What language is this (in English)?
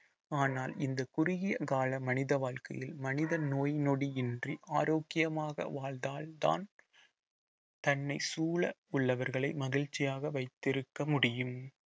Tamil